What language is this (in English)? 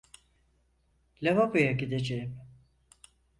Turkish